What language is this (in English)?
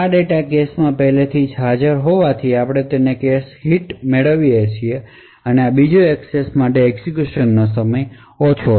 Gujarati